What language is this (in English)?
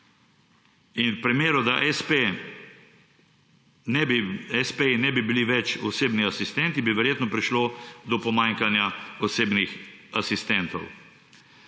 Slovenian